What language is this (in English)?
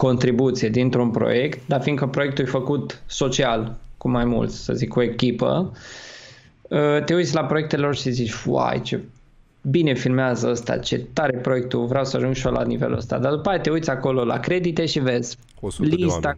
Romanian